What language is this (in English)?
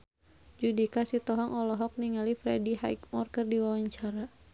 Sundanese